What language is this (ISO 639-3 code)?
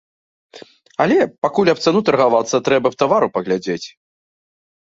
bel